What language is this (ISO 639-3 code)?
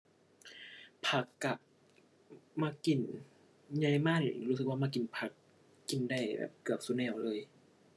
tha